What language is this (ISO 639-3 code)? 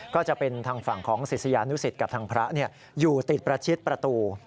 tha